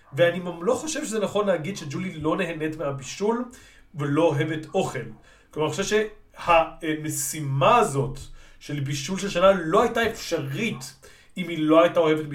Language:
Hebrew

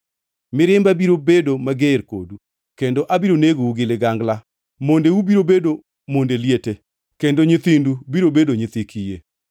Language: Luo (Kenya and Tanzania)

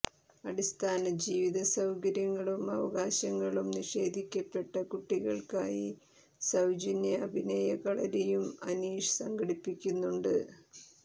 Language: Malayalam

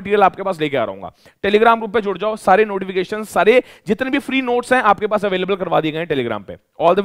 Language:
Hindi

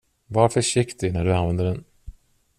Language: Swedish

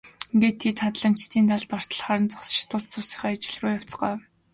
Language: Mongolian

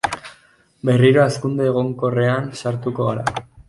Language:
Basque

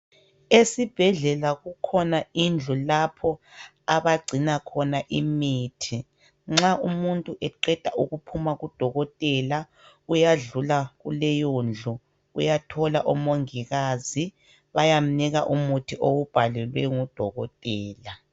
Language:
North Ndebele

